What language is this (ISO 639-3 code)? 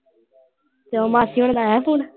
pan